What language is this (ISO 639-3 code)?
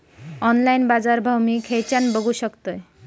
mar